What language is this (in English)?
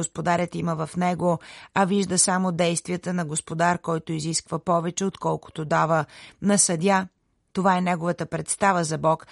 Bulgarian